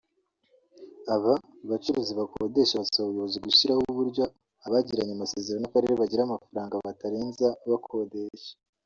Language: Kinyarwanda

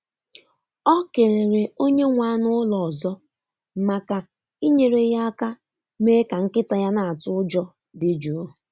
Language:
Igbo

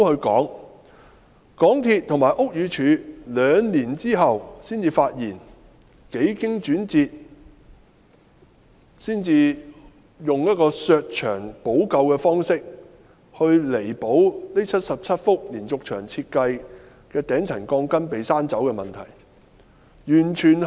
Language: Cantonese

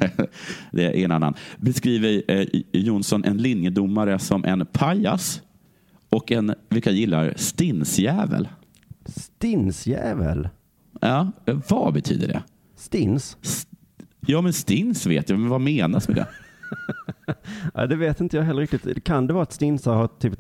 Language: Swedish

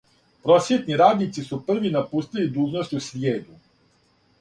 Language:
Serbian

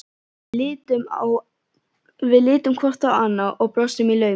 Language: Icelandic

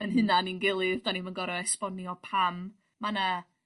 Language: Welsh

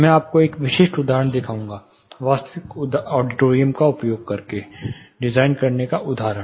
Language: Hindi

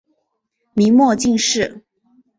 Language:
Chinese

